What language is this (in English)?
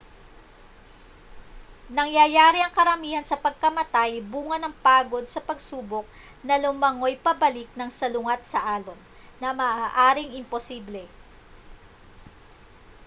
Filipino